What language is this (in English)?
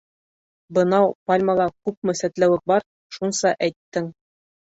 Bashkir